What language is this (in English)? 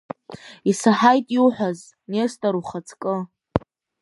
Abkhazian